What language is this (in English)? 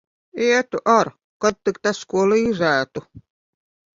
Latvian